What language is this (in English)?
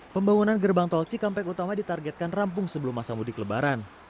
Indonesian